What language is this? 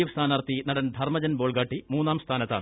Malayalam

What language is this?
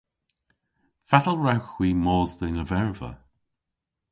Cornish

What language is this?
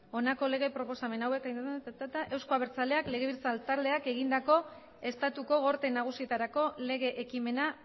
Basque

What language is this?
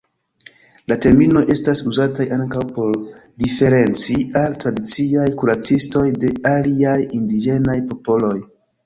Esperanto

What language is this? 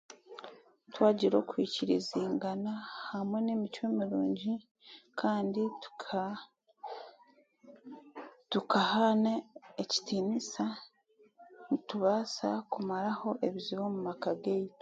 Chiga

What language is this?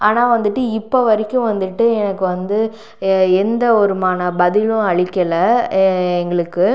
Tamil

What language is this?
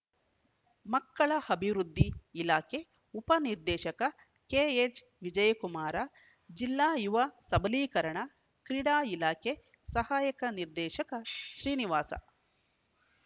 Kannada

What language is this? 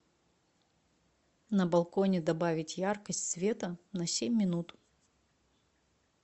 Russian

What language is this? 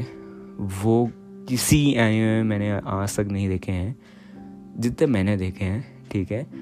Hindi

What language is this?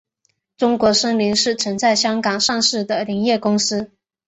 Chinese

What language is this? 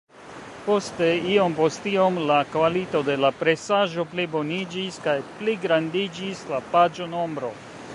Esperanto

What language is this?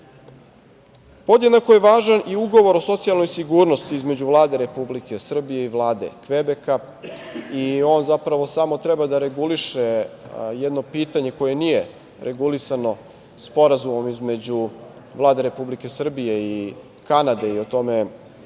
Serbian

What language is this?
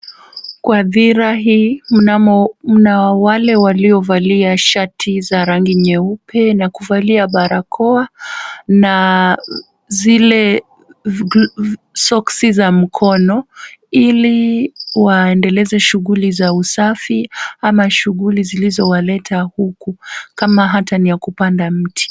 Swahili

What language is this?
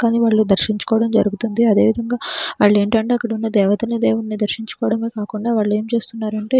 Telugu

